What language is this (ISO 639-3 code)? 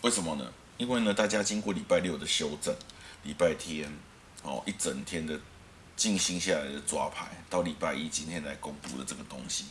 zho